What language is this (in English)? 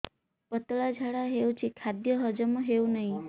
Odia